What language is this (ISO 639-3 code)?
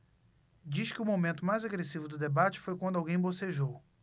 por